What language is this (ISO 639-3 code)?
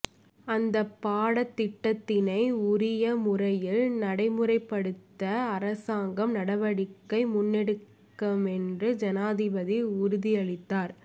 tam